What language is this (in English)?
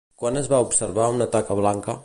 Catalan